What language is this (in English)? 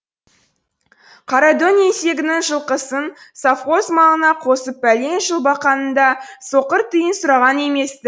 Kazakh